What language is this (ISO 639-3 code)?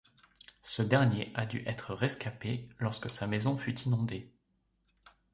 fra